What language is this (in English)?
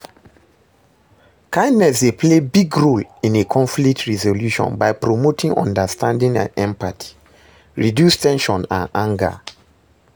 Nigerian Pidgin